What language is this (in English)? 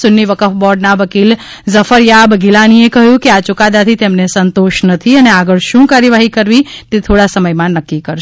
Gujarati